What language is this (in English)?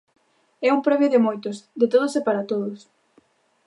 Galician